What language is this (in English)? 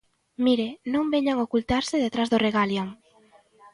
Galician